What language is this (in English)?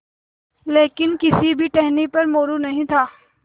Hindi